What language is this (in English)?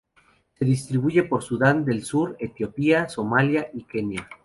Spanish